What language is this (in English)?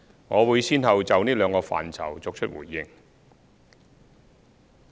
Cantonese